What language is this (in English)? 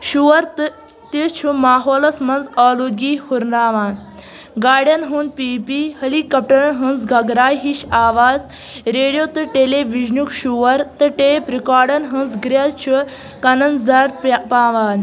Kashmiri